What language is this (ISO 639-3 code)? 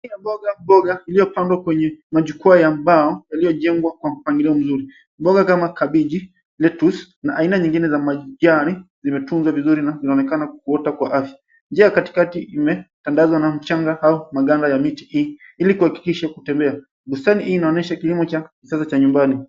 swa